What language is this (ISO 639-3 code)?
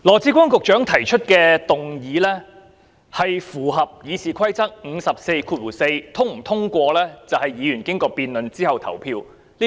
yue